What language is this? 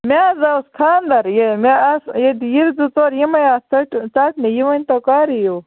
Kashmiri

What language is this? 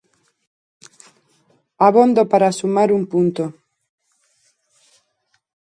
Galician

